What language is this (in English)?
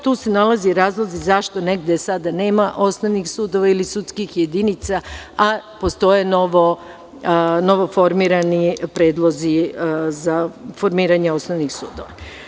Serbian